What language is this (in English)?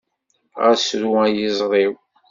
Kabyle